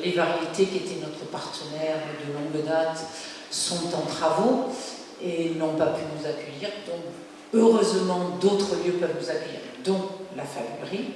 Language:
French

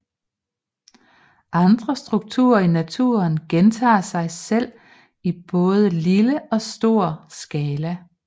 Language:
Danish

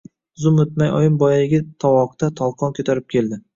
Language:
Uzbek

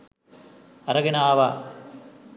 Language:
Sinhala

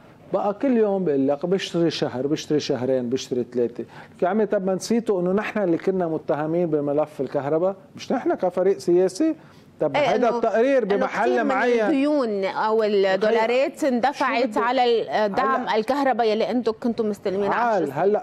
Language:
Arabic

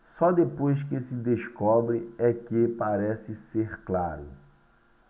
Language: Portuguese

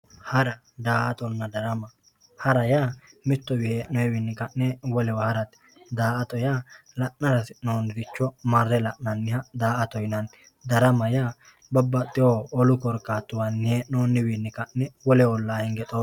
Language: Sidamo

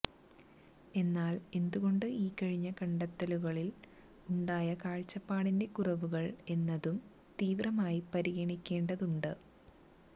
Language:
Malayalam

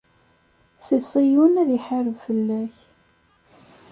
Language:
Kabyle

